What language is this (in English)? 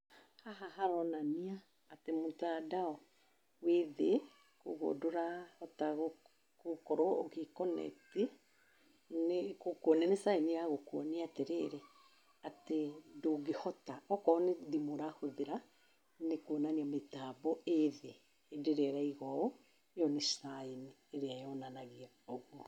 Kikuyu